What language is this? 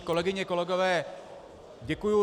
Czech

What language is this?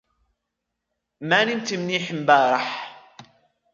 Arabic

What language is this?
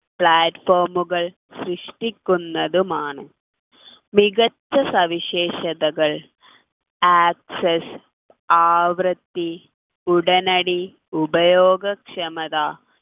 Malayalam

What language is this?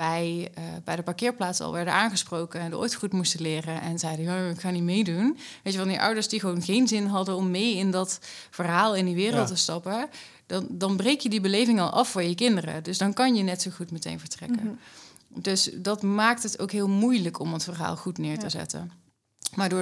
Dutch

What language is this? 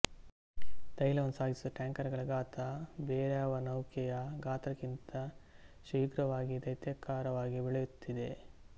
Kannada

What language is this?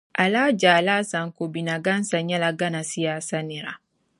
Dagbani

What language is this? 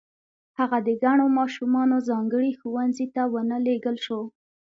Pashto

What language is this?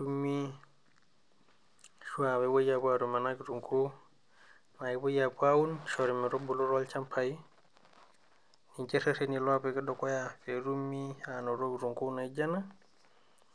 Masai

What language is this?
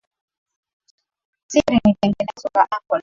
Swahili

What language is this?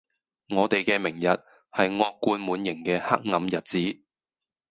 Cantonese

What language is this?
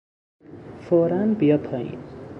Persian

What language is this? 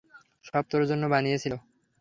Bangla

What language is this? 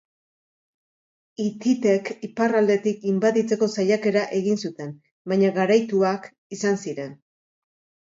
Basque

